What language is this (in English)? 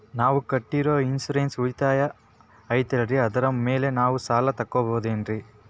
Kannada